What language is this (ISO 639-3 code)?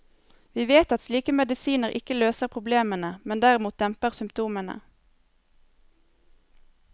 nor